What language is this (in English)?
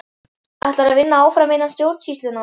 Icelandic